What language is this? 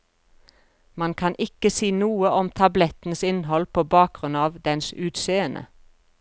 Norwegian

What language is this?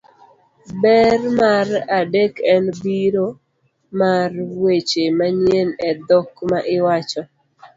Luo (Kenya and Tanzania)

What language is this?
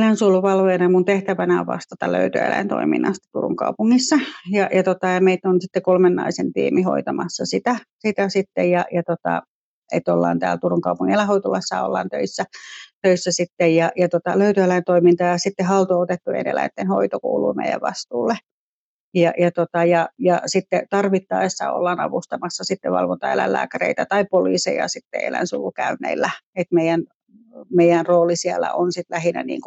Finnish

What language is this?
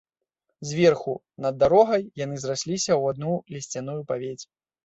Belarusian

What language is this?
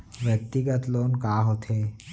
Chhattisgarhi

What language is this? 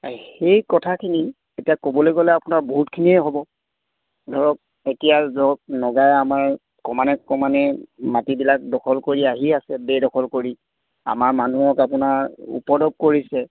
Assamese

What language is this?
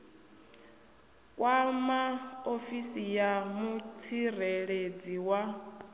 Venda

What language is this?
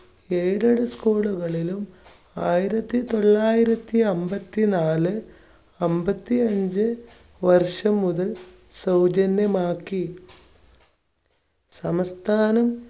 Malayalam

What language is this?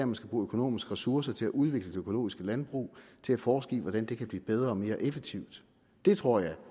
Danish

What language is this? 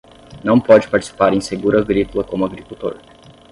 Portuguese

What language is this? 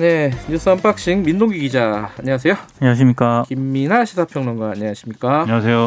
Korean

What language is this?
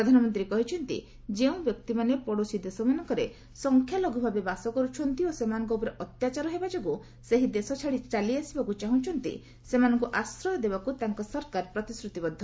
Odia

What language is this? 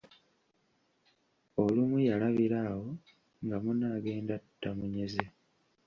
Ganda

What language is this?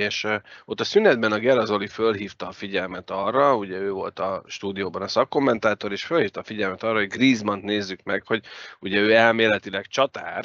Hungarian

